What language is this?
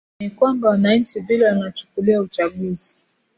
Swahili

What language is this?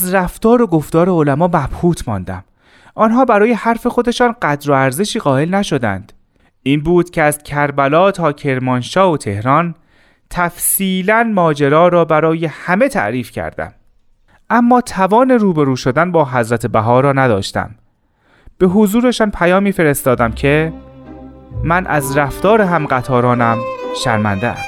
Persian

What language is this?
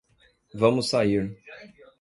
Portuguese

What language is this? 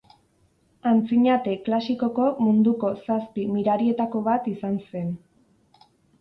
Basque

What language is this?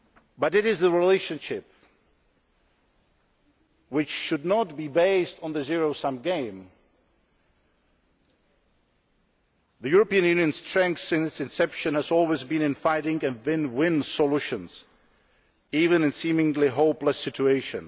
English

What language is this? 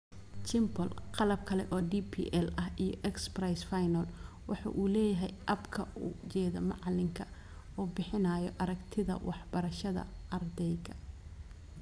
Somali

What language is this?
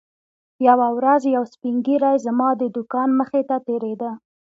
Pashto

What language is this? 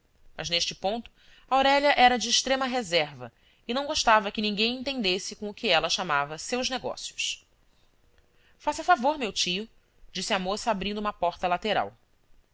Portuguese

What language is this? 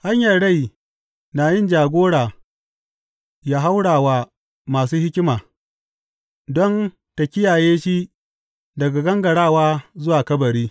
Hausa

